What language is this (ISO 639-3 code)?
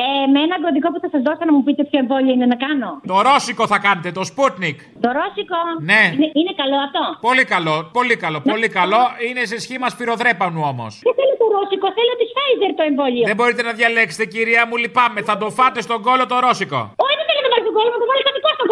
ell